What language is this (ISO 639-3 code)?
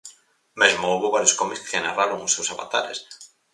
glg